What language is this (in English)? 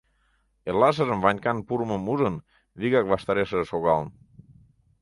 Mari